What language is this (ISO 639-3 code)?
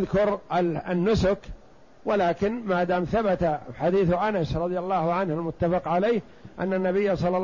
ara